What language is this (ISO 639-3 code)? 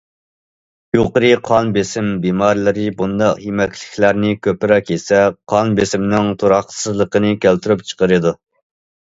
uig